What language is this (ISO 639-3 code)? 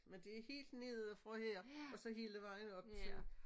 dan